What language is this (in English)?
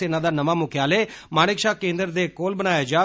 Dogri